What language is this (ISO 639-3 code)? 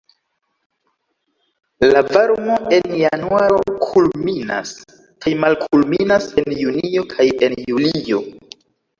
epo